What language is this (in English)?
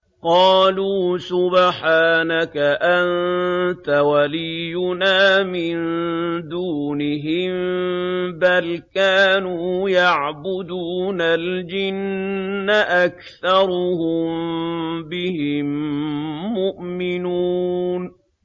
Arabic